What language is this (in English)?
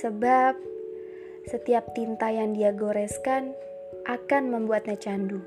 Indonesian